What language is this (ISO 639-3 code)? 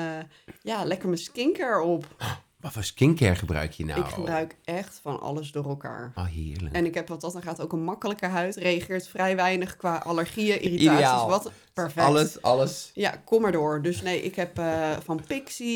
nld